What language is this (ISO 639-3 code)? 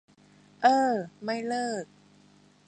tha